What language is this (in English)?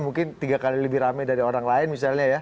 Indonesian